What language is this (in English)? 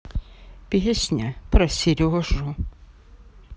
Russian